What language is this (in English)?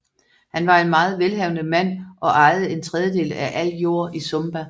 Danish